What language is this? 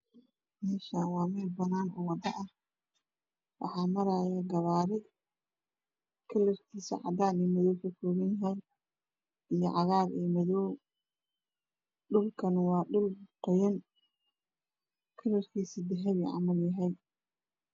Somali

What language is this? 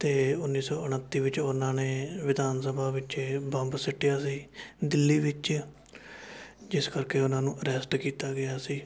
Punjabi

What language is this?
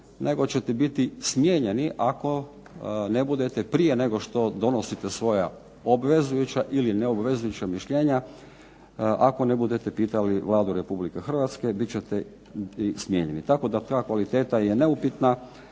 Croatian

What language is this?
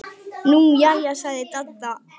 Icelandic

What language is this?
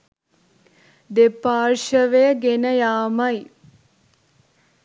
Sinhala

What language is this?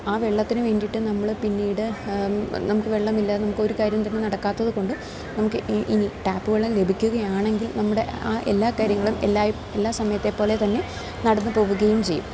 Malayalam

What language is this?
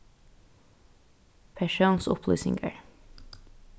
Faroese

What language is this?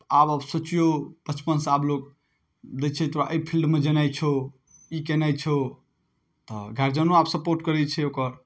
Maithili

